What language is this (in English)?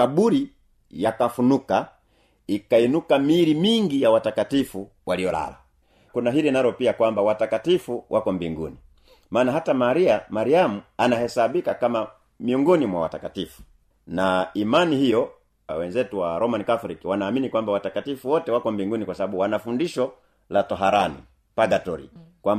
Swahili